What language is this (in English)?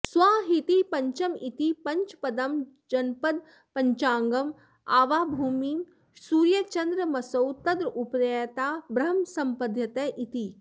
Sanskrit